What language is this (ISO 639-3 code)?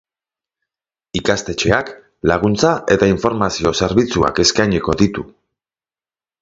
eus